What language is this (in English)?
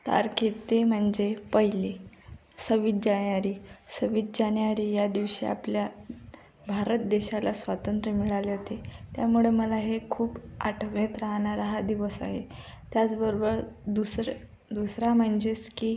Marathi